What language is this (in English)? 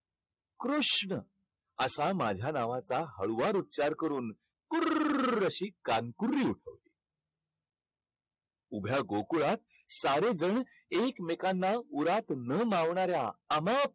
Marathi